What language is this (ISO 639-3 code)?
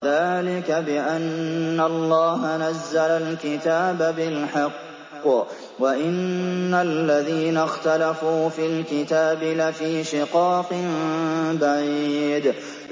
ara